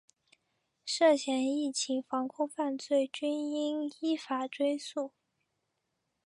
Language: Chinese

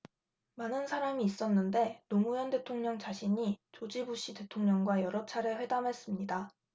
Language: Korean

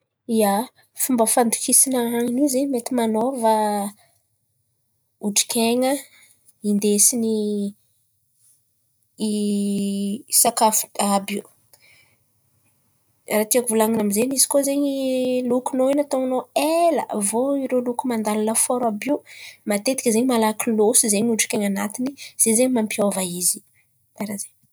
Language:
Antankarana Malagasy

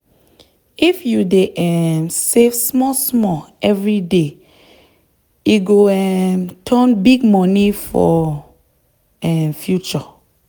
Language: Nigerian Pidgin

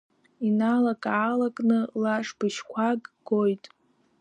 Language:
Abkhazian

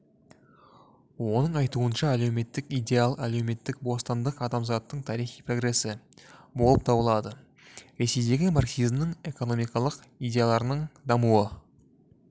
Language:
Kazakh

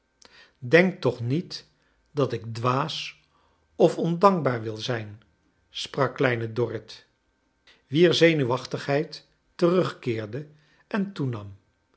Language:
Dutch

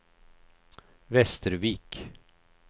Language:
Swedish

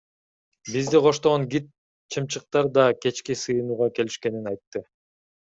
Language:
Kyrgyz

